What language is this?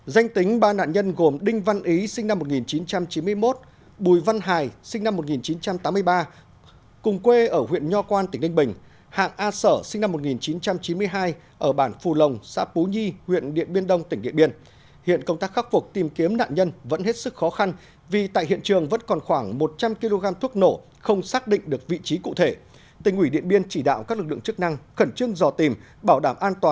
Vietnamese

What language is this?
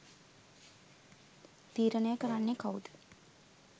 Sinhala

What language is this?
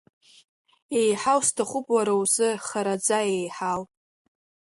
Abkhazian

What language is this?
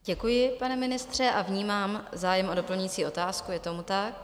Czech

